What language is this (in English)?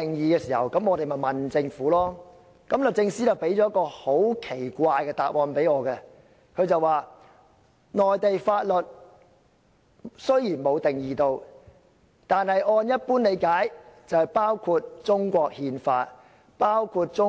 Cantonese